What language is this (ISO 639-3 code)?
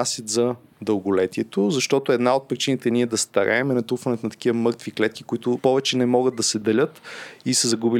bul